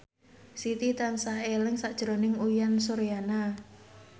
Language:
Javanese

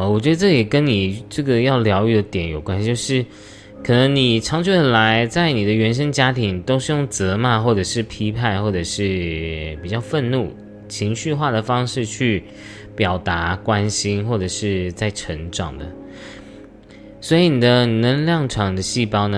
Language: Chinese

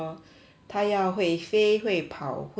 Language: English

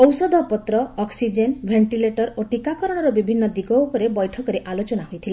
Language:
Odia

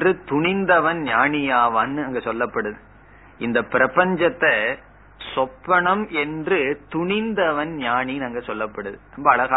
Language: Tamil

